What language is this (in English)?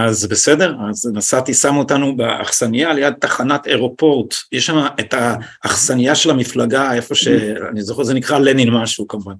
Hebrew